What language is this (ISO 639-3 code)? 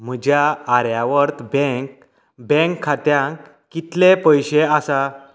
kok